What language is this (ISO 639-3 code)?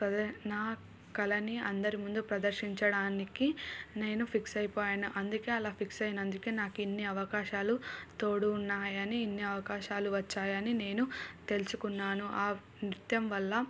tel